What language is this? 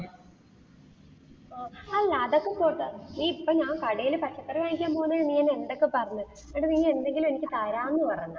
Malayalam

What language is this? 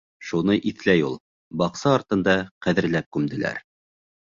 Bashkir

